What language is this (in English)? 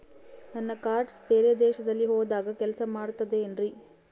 Kannada